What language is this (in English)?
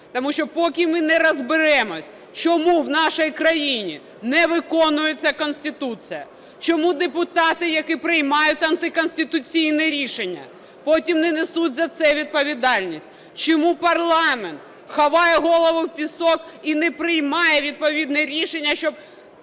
Ukrainian